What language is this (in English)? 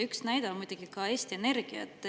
Estonian